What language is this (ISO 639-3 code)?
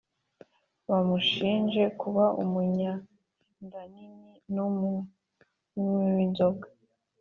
kin